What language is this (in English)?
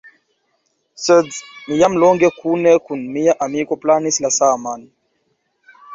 Esperanto